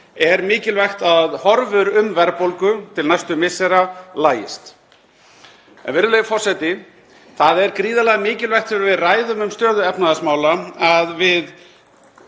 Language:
Icelandic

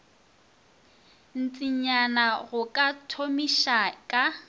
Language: Northern Sotho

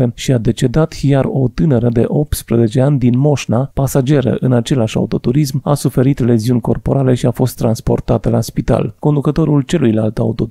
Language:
Romanian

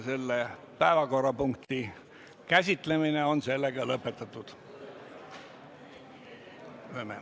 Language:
Estonian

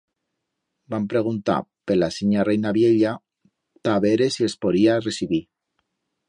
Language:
Aragonese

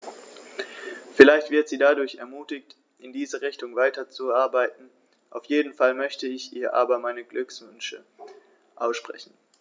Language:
German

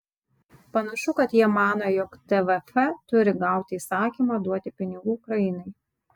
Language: Lithuanian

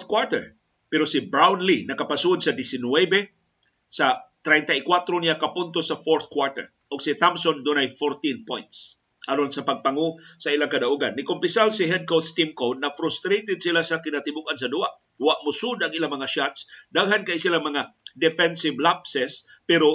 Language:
Filipino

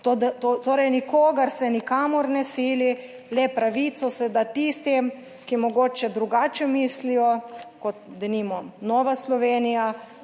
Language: Slovenian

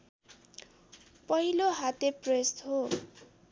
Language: Nepali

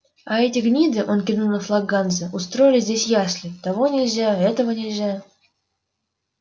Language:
Russian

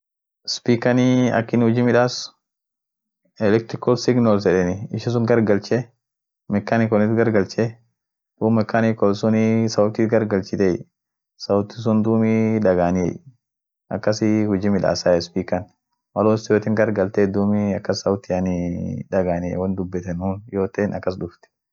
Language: Orma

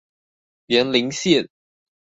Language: Chinese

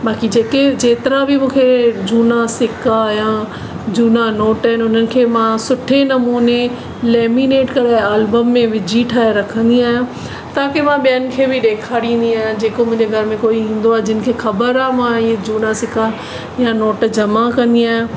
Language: Sindhi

